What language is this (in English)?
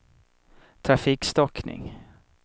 Swedish